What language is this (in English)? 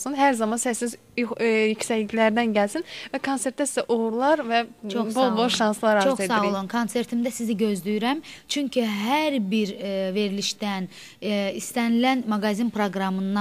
Turkish